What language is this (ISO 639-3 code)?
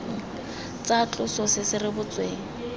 tsn